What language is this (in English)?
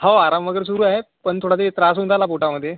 Marathi